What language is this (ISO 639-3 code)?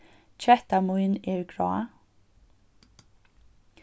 fao